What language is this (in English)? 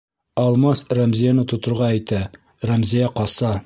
Bashkir